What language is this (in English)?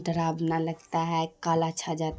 Urdu